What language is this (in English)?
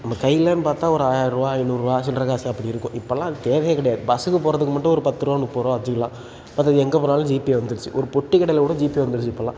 Tamil